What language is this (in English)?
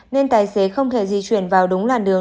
Vietnamese